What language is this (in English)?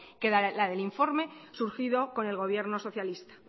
Spanish